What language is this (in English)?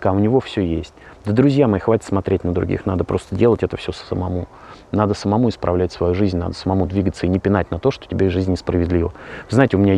Russian